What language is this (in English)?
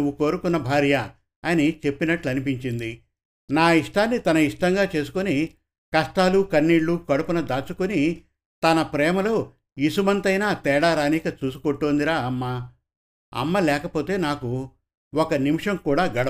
Telugu